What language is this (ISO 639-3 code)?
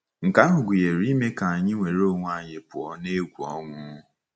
ibo